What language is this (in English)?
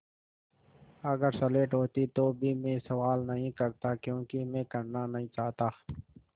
Hindi